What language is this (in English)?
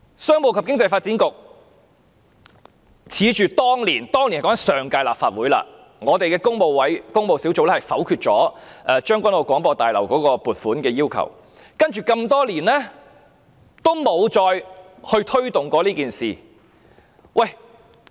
Cantonese